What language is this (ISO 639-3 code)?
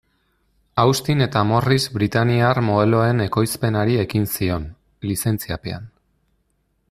eus